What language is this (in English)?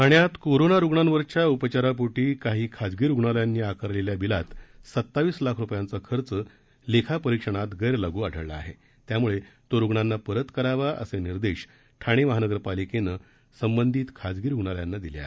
Marathi